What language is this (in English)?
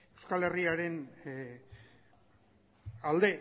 Basque